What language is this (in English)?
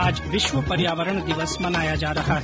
Hindi